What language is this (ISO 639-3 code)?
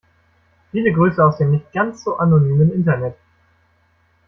deu